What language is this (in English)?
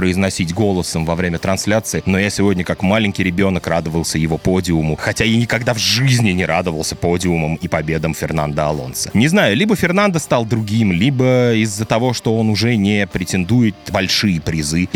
Russian